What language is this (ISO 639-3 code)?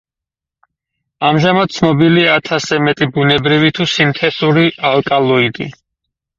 kat